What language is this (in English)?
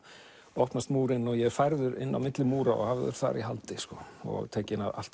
Icelandic